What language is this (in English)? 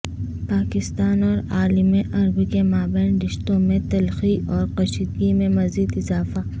Urdu